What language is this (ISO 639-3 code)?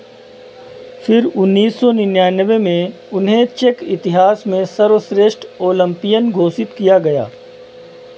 hin